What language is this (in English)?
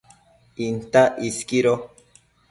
Matsés